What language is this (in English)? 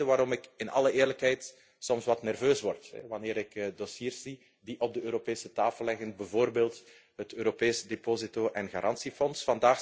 Dutch